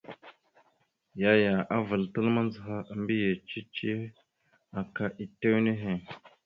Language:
Mada (Cameroon)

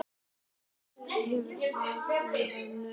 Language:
Icelandic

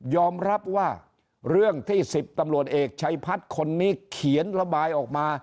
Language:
Thai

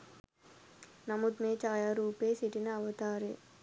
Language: Sinhala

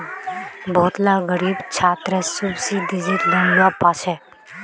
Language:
Magahi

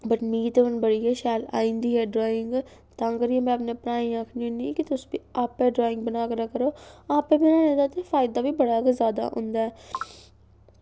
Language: Dogri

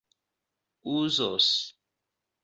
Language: Esperanto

